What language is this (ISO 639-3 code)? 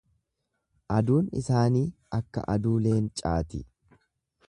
orm